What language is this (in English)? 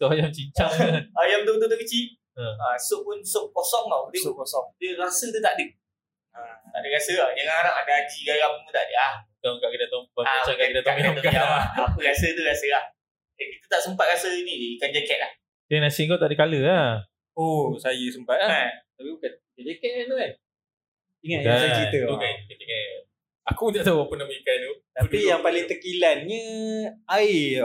Malay